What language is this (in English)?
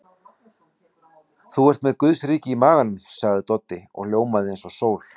Icelandic